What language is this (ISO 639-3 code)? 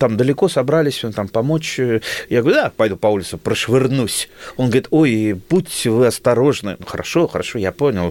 rus